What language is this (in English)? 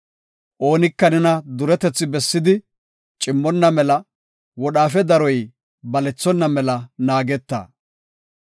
Gofa